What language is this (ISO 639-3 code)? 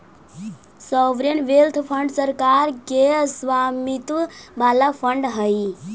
mag